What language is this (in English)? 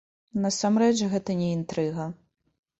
Belarusian